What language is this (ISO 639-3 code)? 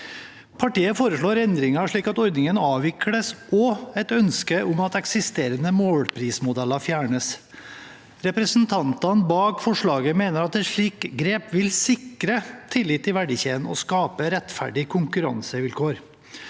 nor